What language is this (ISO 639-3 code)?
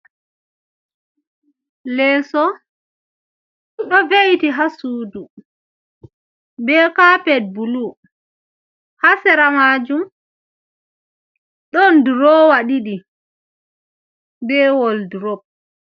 ful